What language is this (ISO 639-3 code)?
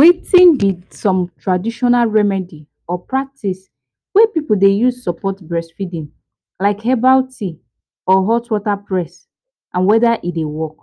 pcm